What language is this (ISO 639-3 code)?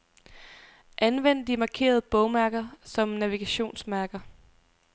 dan